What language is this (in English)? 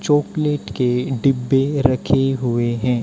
Hindi